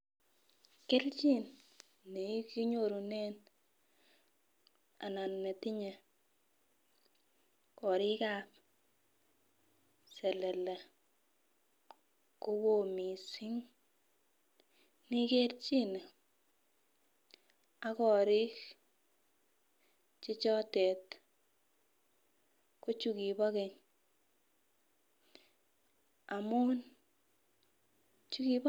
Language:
Kalenjin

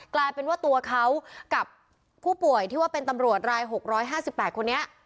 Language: Thai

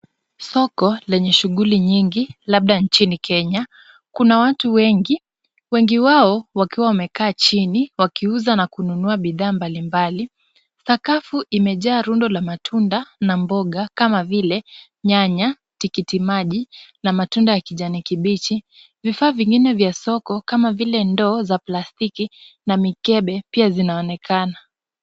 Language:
Swahili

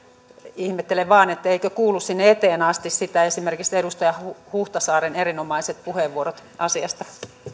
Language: Finnish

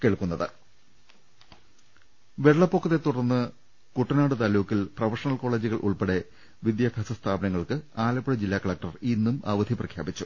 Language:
Malayalam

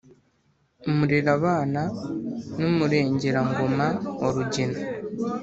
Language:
Kinyarwanda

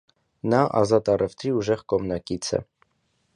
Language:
Armenian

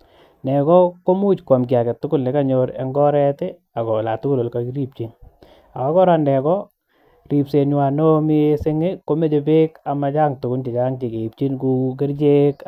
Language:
Kalenjin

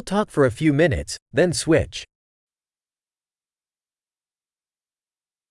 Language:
Ukrainian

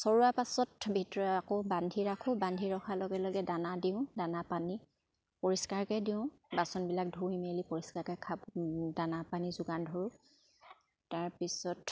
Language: Assamese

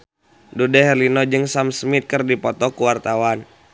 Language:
Sundanese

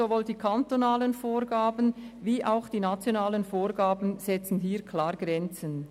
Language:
Swiss German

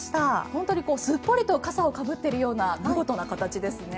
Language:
Japanese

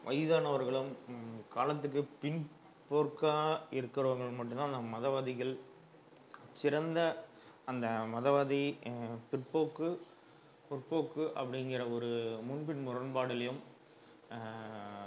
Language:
Tamil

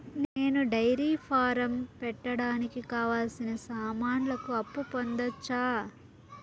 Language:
Telugu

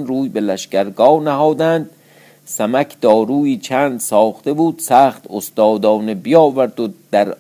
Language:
Persian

